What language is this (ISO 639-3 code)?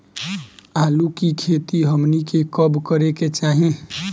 bho